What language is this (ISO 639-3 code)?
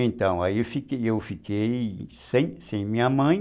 por